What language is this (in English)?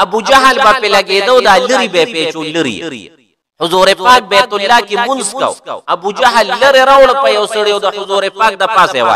Arabic